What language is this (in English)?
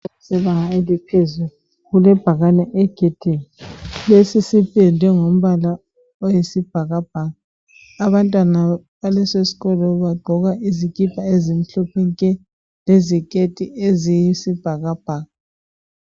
North Ndebele